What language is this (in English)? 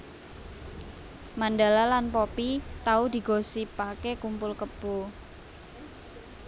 Javanese